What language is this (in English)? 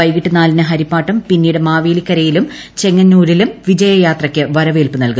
Malayalam